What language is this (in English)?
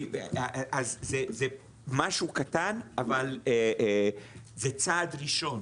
Hebrew